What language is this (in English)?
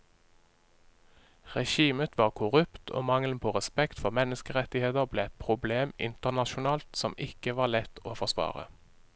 Norwegian